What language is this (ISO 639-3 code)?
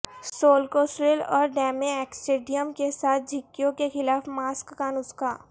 urd